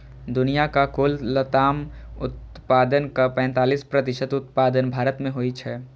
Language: Maithili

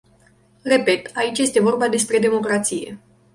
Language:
Romanian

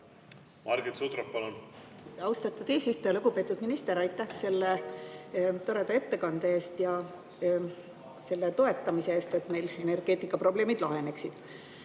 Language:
Estonian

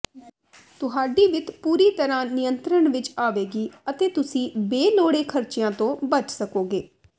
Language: Punjabi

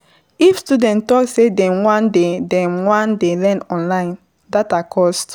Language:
Nigerian Pidgin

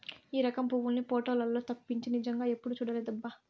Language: Telugu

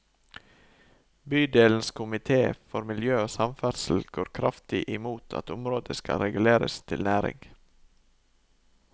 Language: Norwegian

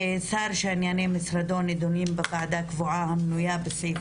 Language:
Hebrew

